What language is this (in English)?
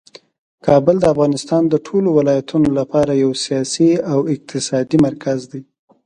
Pashto